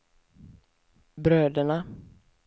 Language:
Swedish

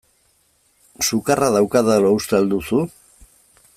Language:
Basque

